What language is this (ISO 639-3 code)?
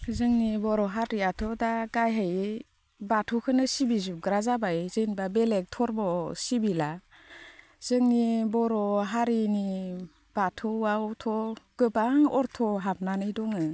brx